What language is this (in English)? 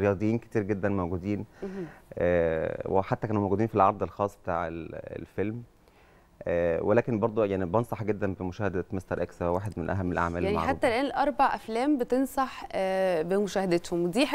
Arabic